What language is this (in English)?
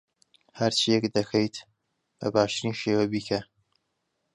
Central Kurdish